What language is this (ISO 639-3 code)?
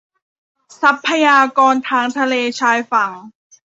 tha